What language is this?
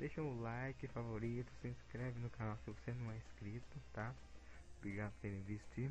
Portuguese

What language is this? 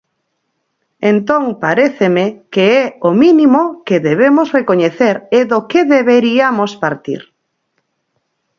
Galician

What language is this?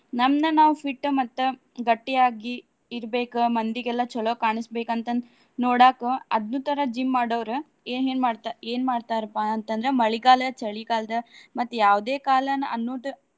Kannada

